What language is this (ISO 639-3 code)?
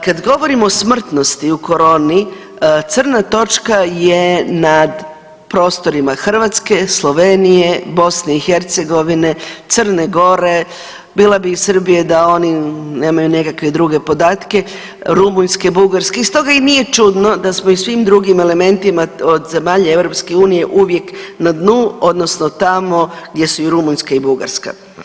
hrv